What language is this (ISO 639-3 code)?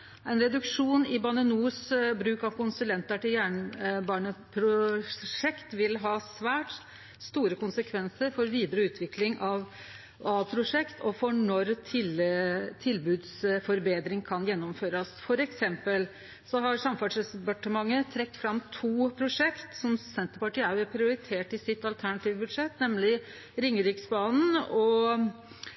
nno